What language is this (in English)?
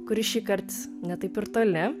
Lithuanian